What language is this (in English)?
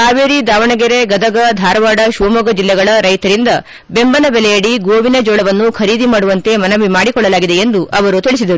Kannada